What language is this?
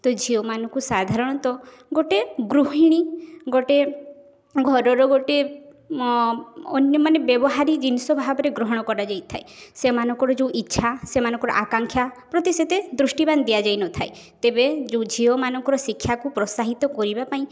Odia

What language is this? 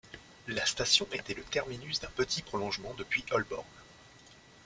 French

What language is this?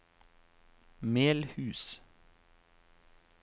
Norwegian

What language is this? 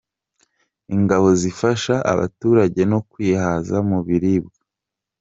Kinyarwanda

